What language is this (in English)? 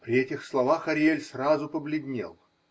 Russian